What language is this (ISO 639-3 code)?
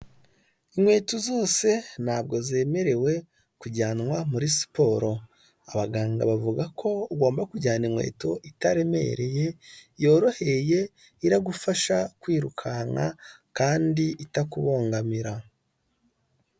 kin